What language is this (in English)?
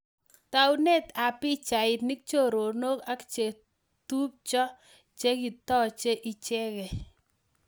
Kalenjin